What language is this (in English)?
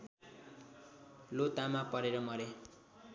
Nepali